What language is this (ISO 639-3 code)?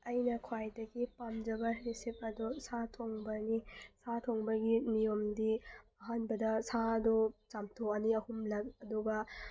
mni